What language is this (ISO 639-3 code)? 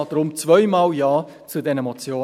gsw